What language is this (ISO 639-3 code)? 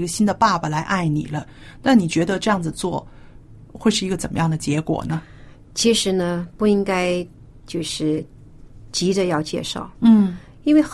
zho